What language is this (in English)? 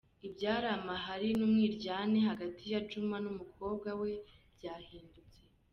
Kinyarwanda